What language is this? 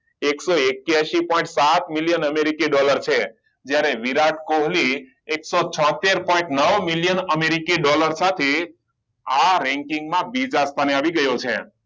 Gujarati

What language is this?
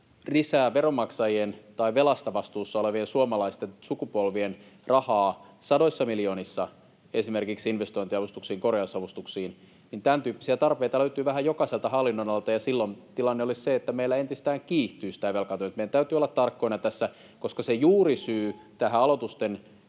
Finnish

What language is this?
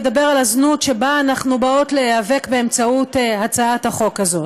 Hebrew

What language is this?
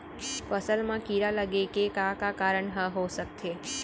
Chhattisgarhi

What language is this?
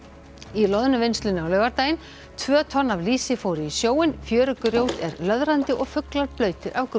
Icelandic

